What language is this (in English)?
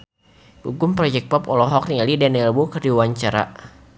Sundanese